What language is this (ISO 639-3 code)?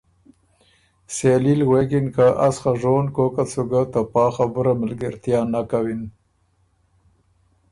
oru